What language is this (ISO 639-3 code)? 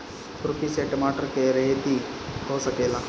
bho